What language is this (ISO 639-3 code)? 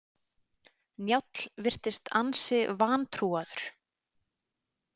isl